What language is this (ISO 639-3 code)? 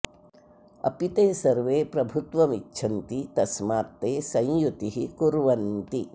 san